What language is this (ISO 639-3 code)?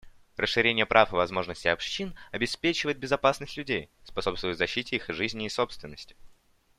rus